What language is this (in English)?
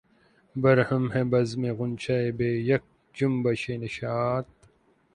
Urdu